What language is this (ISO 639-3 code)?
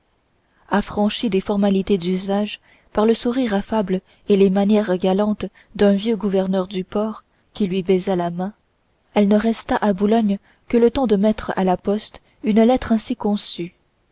fra